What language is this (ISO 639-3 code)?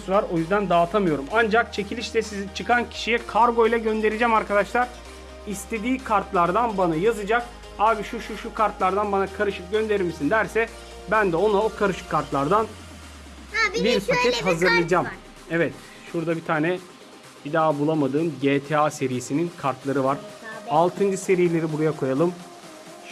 tur